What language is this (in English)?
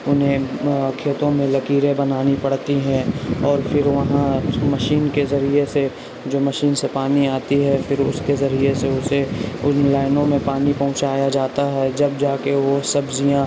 Urdu